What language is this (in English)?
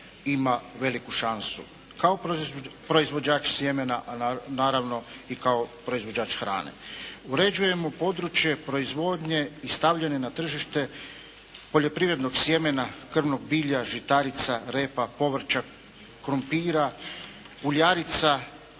Croatian